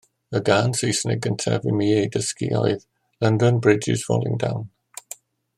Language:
Welsh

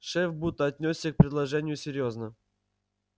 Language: Russian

